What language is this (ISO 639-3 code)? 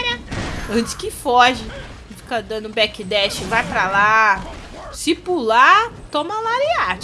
por